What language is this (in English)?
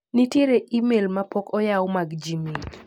Luo (Kenya and Tanzania)